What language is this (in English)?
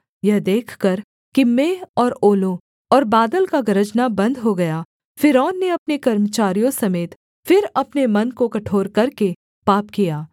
Hindi